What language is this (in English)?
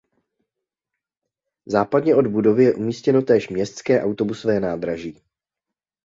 Czech